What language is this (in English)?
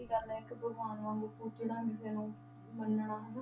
Punjabi